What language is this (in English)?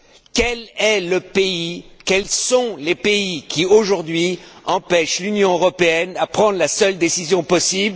French